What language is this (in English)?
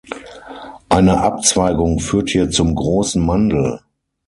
German